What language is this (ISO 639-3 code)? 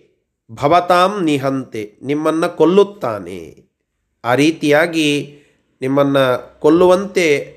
kan